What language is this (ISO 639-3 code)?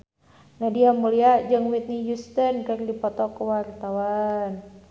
sun